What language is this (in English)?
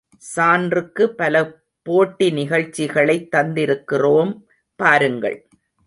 Tamil